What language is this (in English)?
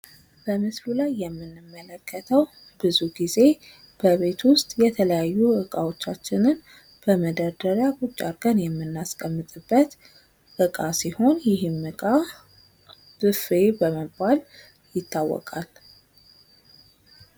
Amharic